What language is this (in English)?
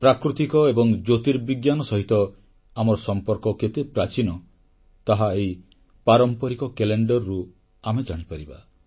Odia